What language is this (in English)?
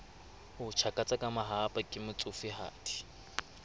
Southern Sotho